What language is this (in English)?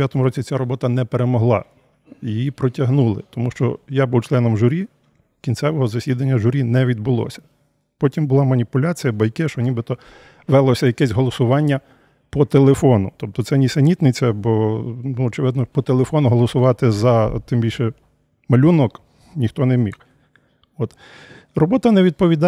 Ukrainian